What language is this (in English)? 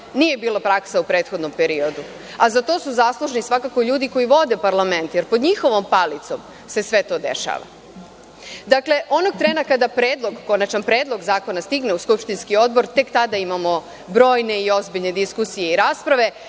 Serbian